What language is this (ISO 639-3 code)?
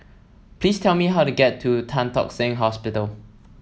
eng